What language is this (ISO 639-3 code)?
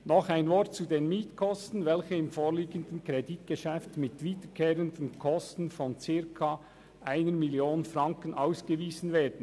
gsw